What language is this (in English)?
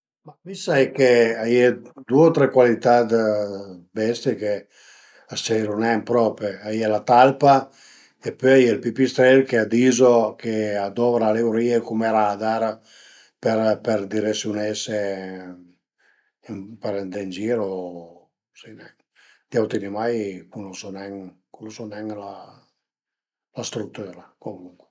Piedmontese